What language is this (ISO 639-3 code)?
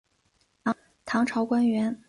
zho